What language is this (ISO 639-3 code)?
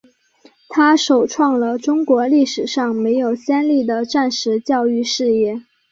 zho